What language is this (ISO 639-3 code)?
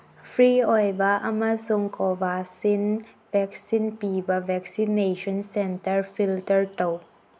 mni